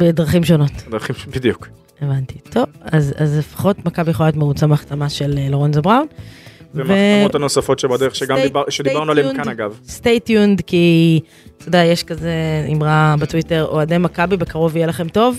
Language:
Hebrew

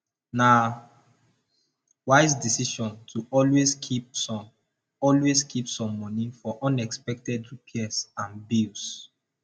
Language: Nigerian Pidgin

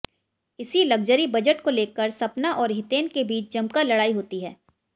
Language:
Hindi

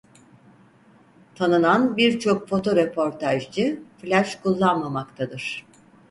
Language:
Turkish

